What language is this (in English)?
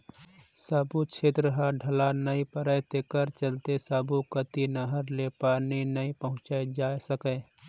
Chhattisgarhi